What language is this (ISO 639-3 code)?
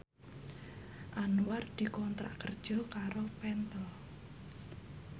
jav